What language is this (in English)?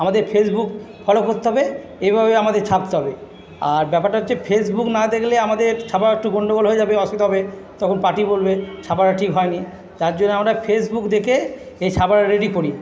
Bangla